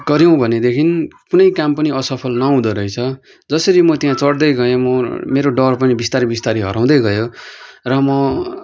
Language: Nepali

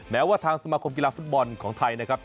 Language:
Thai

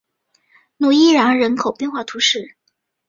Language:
Chinese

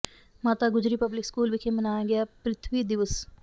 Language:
Punjabi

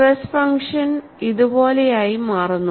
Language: Malayalam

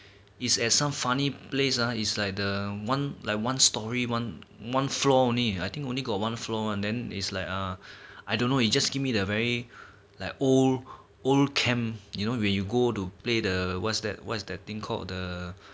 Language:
English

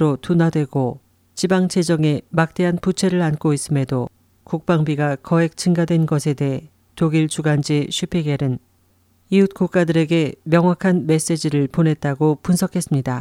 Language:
Korean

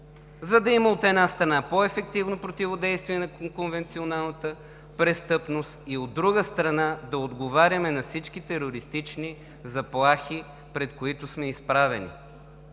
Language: Bulgarian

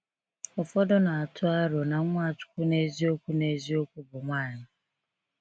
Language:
Igbo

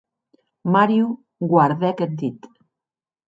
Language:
Occitan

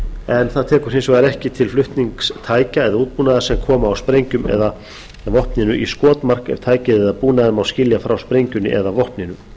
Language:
Icelandic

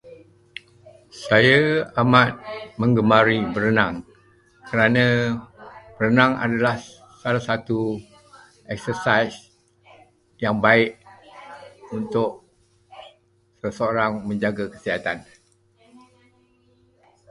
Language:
Malay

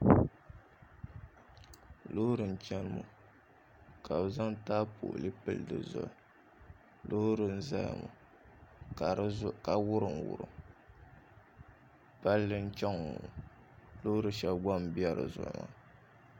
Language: Dagbani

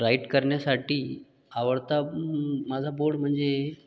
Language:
Marathi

